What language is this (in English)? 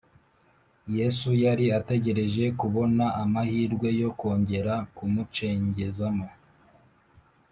Kinyarwanda